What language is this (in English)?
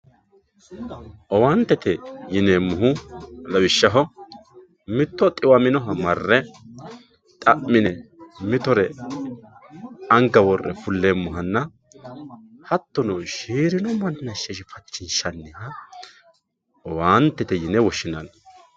Sidamo